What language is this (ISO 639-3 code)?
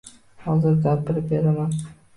uzb